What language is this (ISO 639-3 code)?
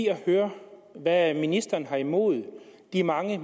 dan